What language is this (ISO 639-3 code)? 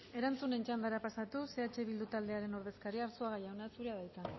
eus